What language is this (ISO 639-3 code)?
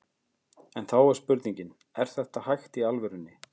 isl